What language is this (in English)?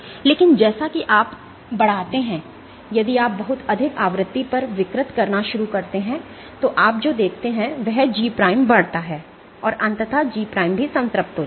Hindi